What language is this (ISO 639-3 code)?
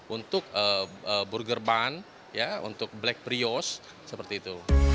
ind